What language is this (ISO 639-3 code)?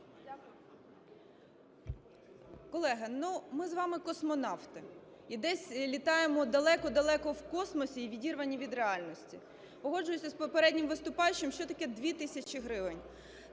ukr